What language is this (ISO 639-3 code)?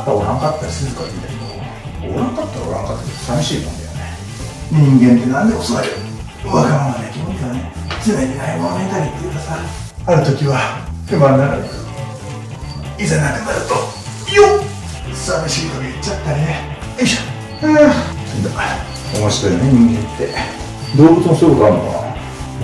jpn